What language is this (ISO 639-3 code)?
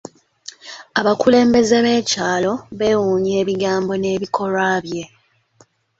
lug